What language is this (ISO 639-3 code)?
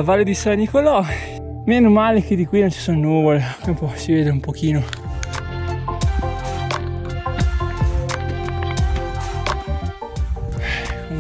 ita